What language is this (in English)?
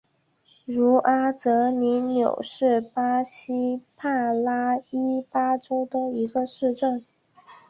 Chinese